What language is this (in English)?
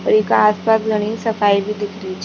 Rajasthani